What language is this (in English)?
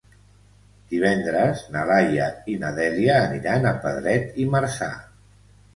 Catalan